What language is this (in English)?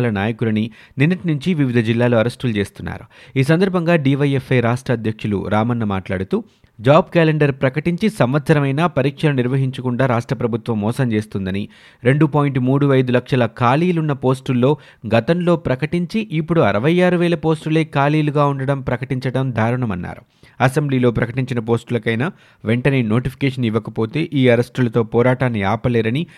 Telugu